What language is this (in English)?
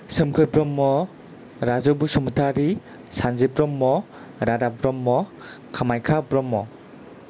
Bodo